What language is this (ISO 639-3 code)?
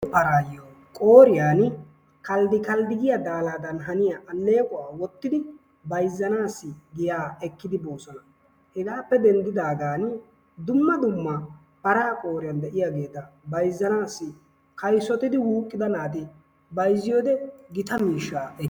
wal